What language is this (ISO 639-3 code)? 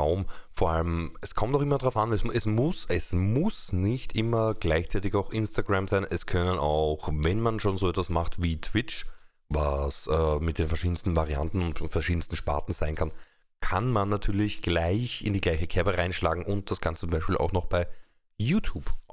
deu